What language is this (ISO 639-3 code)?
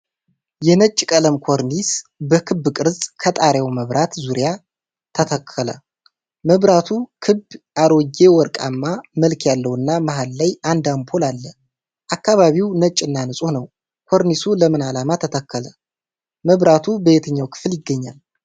amh